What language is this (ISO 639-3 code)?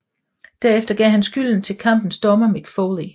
dan